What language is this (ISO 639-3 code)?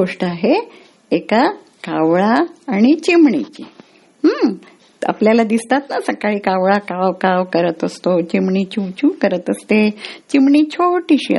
mar